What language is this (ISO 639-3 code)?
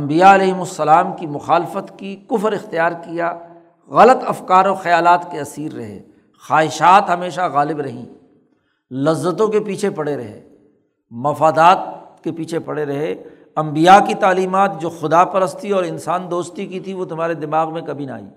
urd